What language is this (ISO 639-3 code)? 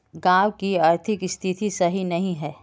mag